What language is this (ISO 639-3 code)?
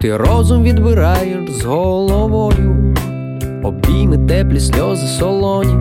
ukr